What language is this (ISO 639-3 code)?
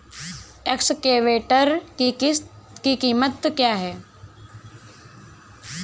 hin